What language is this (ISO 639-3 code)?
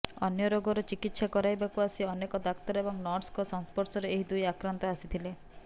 ori